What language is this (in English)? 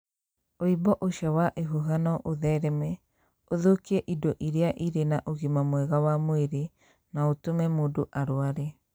Kikuyu